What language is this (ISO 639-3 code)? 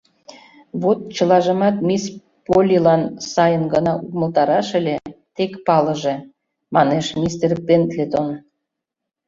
chm